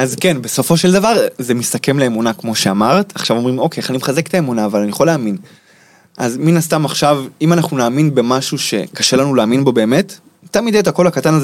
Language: Hebrew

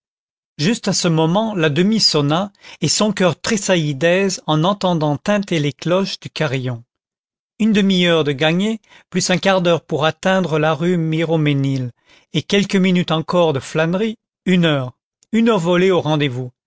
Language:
French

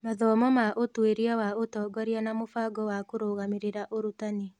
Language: Kikuyu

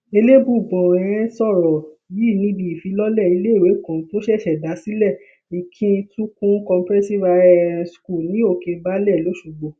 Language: Yoruba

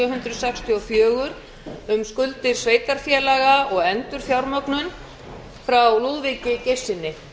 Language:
Icelandic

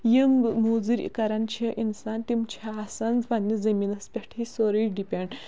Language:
Kashmiri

